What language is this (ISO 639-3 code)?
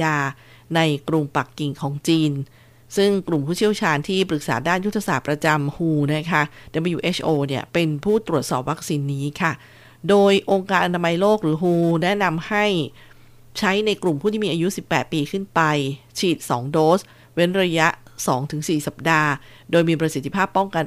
tha